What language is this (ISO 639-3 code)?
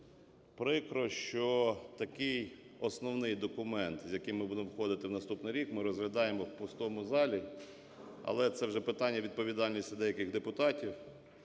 ukr